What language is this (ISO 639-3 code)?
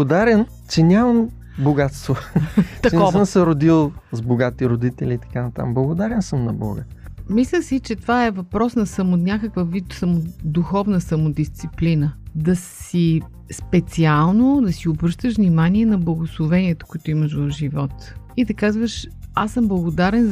bul